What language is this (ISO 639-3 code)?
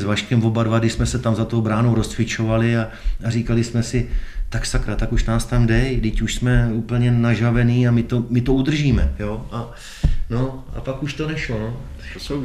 ces